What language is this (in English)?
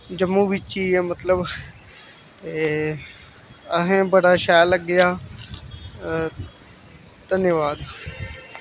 Dogri